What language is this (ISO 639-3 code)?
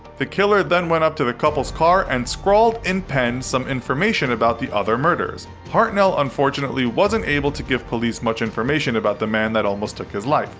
eng